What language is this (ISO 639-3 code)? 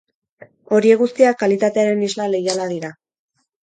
eus